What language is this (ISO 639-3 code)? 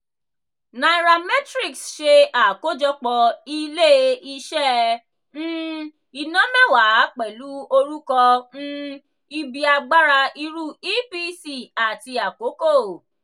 yor